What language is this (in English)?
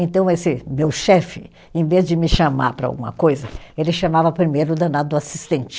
Portuguese